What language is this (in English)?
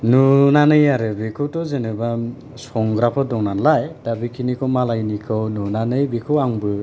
Bodo